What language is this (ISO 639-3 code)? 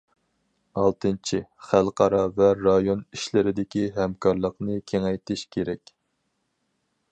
uig